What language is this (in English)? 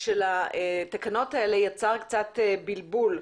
Hebrew